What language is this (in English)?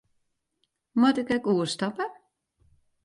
Western Frisian